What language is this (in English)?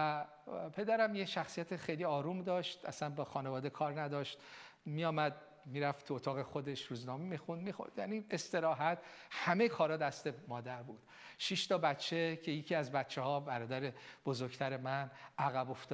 Persian